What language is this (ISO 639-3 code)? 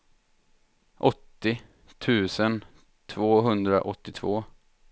swe